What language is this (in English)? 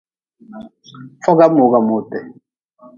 Nawdm